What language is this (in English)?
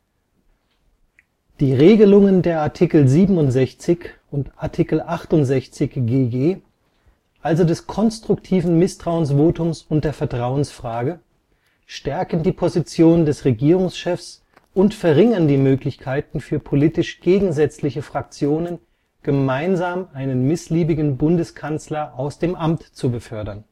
German